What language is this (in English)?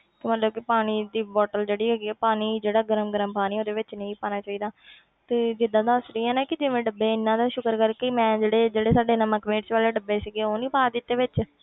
Punjabi